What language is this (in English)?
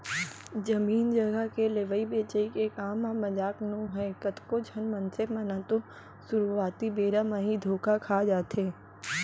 Chhattisgarhi